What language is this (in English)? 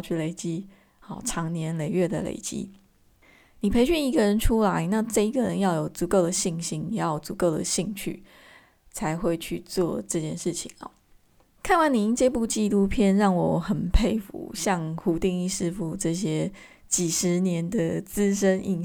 Chinese